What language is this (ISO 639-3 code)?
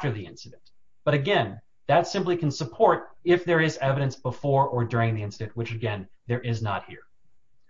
eng